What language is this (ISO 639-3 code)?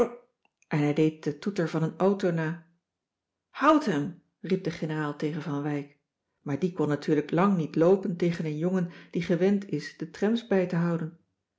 nld